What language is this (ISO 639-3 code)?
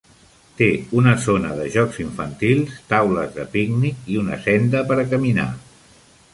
cat